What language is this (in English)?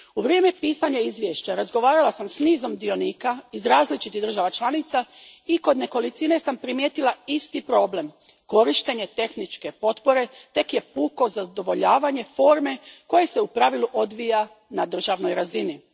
Croatian